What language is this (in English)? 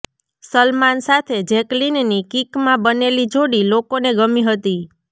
Gujarati